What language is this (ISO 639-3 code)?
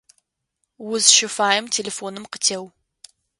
ady